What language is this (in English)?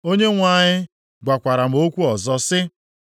Igbo